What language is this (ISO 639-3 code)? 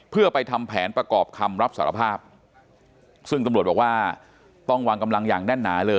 tha